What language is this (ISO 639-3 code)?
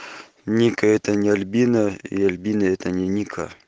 rus